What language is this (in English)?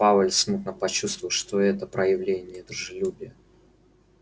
Russian